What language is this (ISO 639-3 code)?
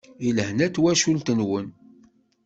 kab